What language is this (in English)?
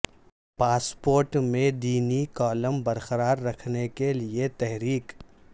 Urdu